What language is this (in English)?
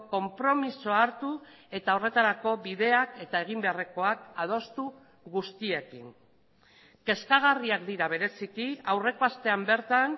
Basque